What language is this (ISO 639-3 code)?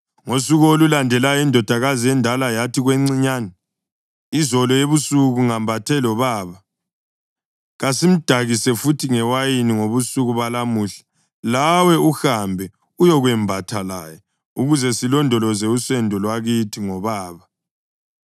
nde